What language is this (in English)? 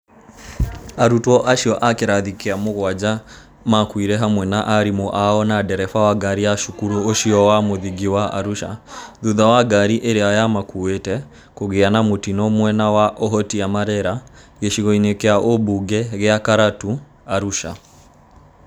Kikuyu